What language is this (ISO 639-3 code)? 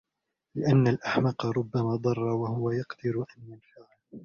ara